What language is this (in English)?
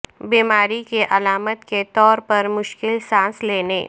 Urdu